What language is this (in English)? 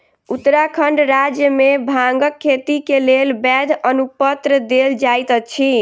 Maithili